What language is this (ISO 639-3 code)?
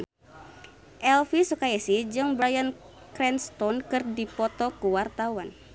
sun